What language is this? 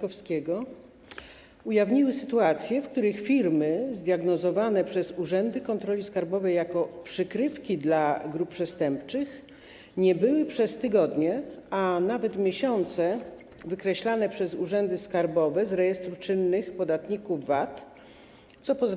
Polish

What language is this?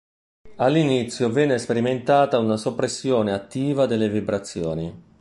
Italian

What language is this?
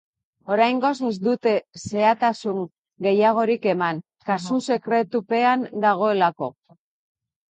Basque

